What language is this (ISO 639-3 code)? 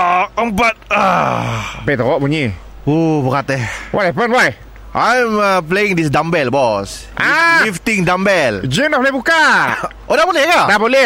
msa